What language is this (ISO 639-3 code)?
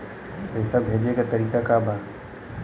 bho